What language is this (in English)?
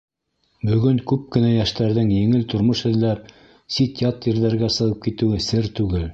Bashkir